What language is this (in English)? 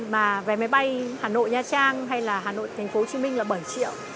Vietnamese